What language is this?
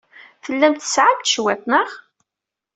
Kabyle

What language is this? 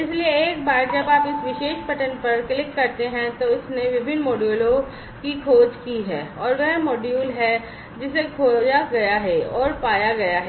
Hindi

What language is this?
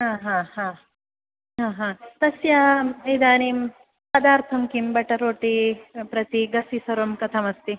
Sanskrit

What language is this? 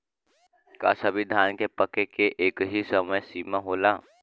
Bhojpuri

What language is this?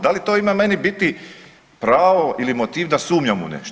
Croatian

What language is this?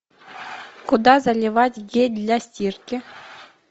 Russian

